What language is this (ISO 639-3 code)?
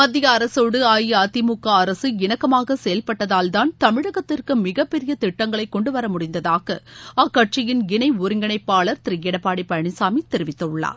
tam